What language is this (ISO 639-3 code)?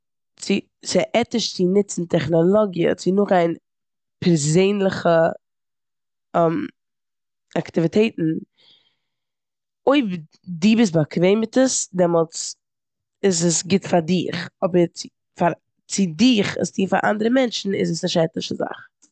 yid